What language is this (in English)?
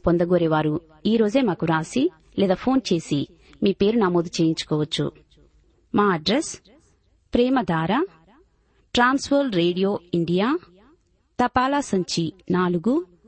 Telugu